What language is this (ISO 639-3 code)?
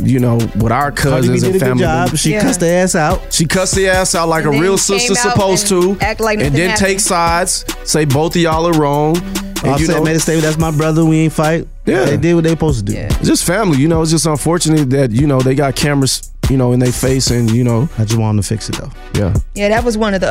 eng